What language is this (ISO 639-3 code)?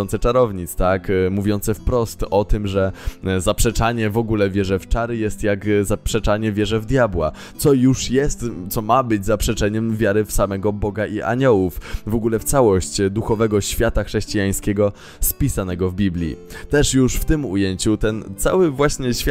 pol